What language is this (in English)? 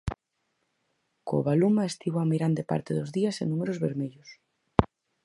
Galician